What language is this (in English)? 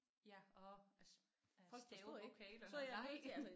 Danish